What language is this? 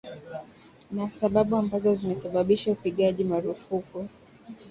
Swahili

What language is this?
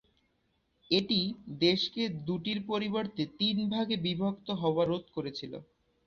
Bangla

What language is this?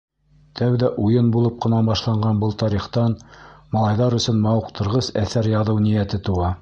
Bashkir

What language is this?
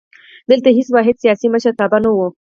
Pashto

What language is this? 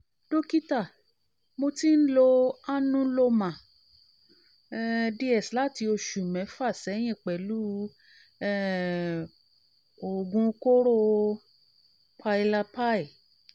Yoruba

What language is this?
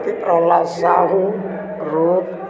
Odia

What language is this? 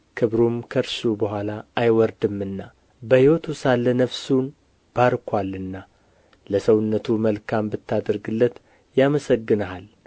Amharic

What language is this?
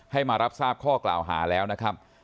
Thai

